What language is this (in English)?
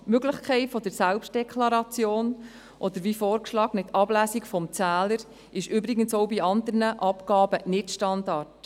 Swiss German